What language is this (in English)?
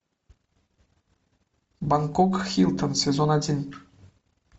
Russian